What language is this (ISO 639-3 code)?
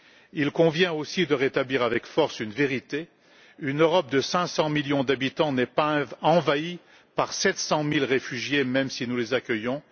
fra